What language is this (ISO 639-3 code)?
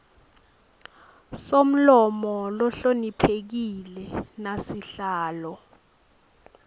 ssw